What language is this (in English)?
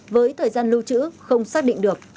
Vietnamese